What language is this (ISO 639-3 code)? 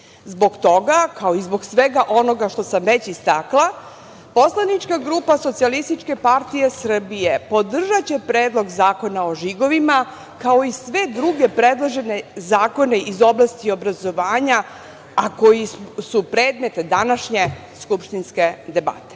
srp